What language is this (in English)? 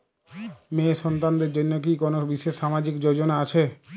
Bangla